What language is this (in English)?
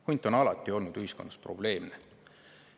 Estonian